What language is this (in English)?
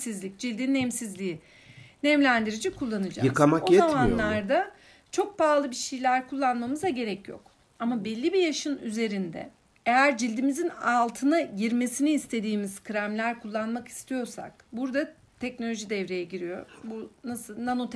Turkish